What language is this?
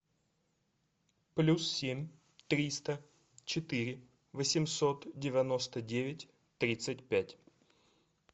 Russian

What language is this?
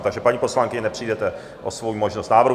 Czech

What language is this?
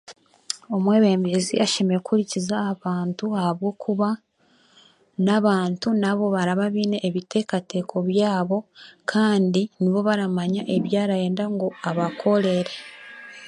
Chiga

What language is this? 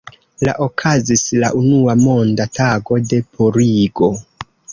Esperanto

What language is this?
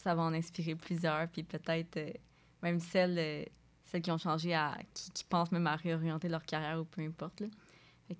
French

